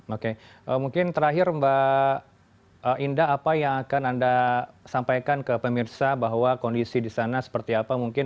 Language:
Indonesian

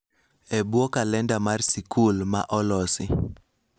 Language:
Luo (Kenya and Tanzania)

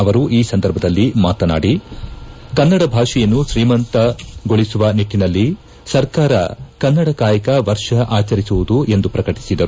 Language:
Kannada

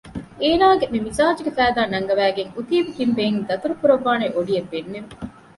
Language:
Divehi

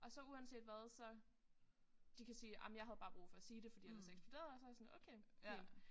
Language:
Danish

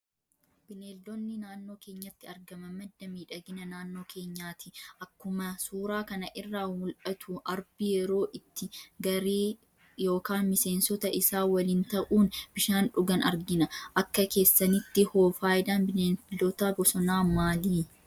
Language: Oromo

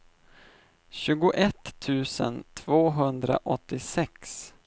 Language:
Swedish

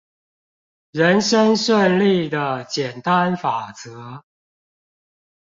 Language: Chinese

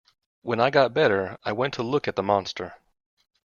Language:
English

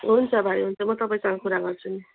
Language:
Nepali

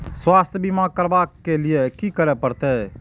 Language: Maithili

